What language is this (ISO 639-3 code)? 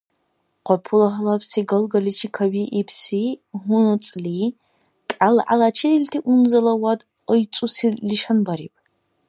dar